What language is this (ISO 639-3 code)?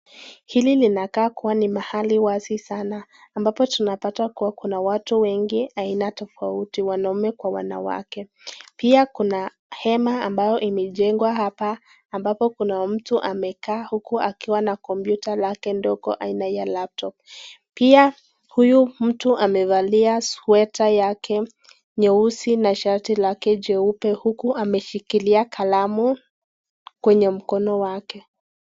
swa